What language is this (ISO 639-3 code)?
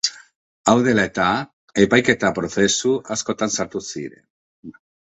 eus